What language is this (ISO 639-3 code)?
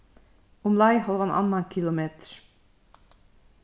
fao